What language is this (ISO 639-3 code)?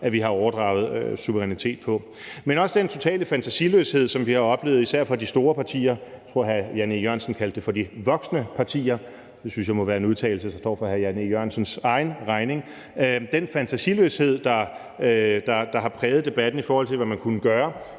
dan